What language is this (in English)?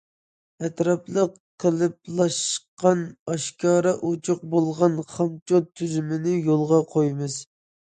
Uyghur